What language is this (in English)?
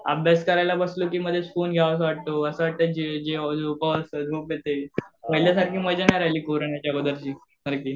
Marathi